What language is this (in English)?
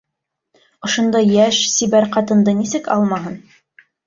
Bashkir